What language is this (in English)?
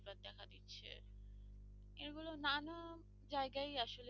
Bangla